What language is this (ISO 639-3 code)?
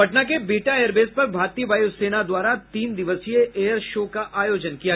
hin